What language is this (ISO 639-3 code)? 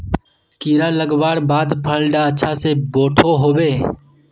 mag